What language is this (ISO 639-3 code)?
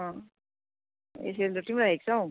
nep